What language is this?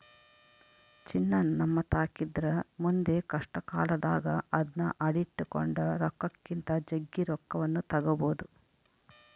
Kannada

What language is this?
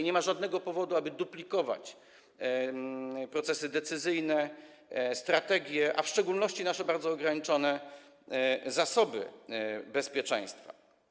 Polish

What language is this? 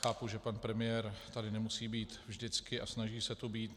Czech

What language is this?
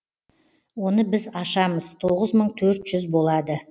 Kazakh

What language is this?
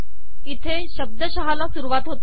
Marathi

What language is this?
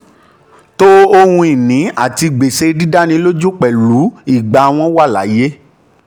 Yoruba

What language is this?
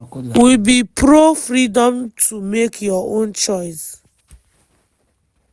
Nigerian Pidgin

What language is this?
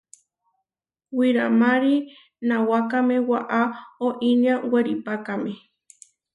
Huarijio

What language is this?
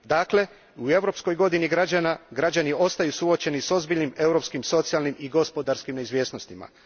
Croatian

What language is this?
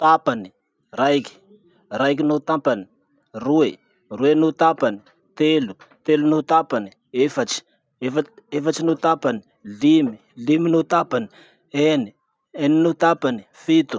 Masikoro Malagasy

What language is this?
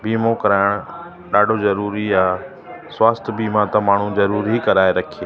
Sindhi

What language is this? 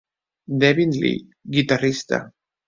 Catalan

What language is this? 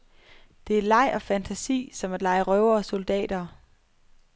Danish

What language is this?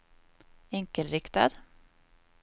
Swedish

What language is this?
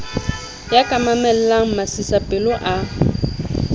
Southern Sotho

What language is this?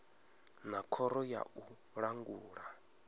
Venda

